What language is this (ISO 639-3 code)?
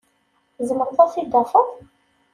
kab